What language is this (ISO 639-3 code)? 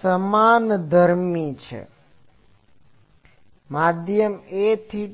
guj